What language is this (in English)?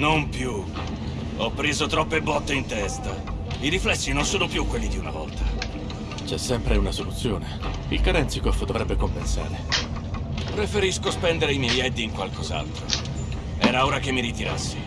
Italian